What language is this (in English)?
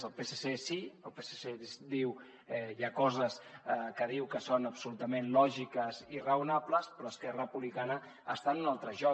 Catalan